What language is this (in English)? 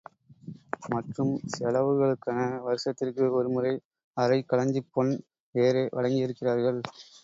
Tamil